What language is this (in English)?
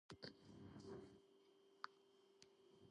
Georgian